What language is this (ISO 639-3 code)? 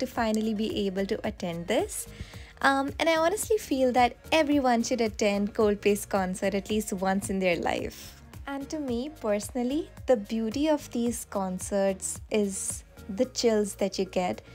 eng